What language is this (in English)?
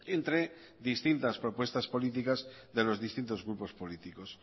Spanish